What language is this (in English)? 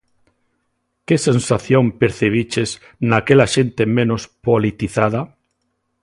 Galician